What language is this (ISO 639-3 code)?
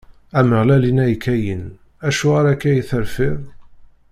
kab